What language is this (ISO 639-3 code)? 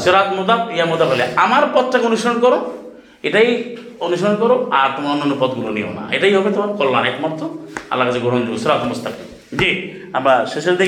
ben